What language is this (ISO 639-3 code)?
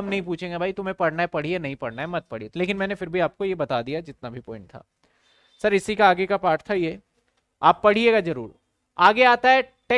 hin